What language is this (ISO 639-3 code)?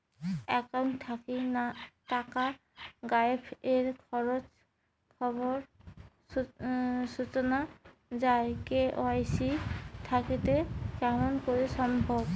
ben